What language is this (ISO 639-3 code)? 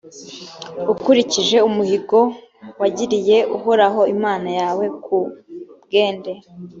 kin